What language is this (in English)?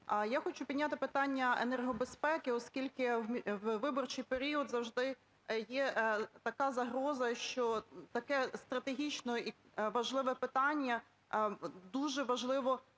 Ukrainian